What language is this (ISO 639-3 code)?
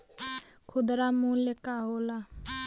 bho